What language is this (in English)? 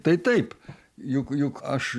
Lithuanian